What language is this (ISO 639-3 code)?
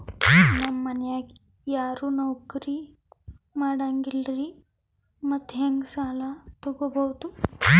kan